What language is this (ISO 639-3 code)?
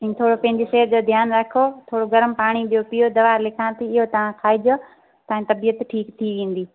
snd